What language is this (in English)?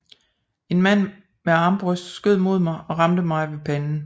Danish